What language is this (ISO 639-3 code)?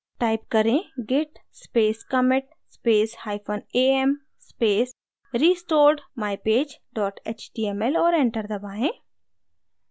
hin